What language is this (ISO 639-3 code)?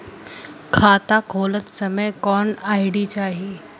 bho